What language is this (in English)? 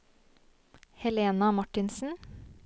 Norwegian